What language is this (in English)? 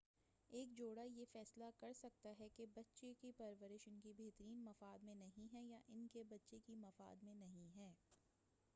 Urdu